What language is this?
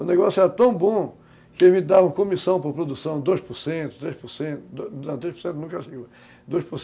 Portuguese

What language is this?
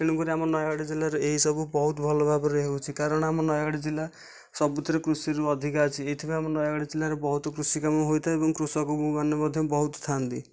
Odia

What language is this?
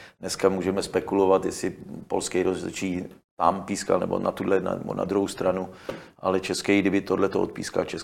Czech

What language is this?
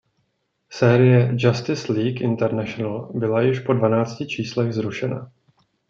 Czech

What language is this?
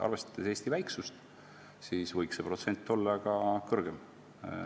Estonian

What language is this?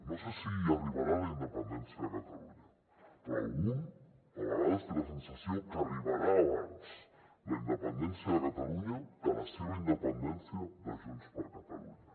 Catalan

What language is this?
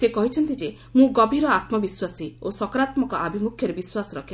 Odia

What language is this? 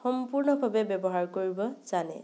Assamese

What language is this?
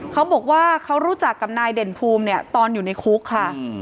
Thai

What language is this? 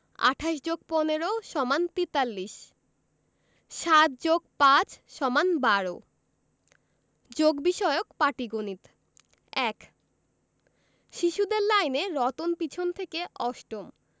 Bangla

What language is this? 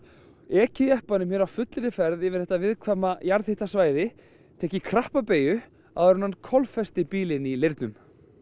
Icelandic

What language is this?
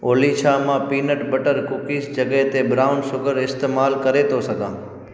Sindhi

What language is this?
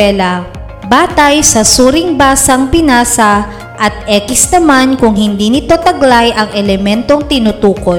Filipino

